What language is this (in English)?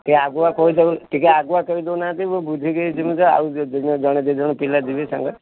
Odia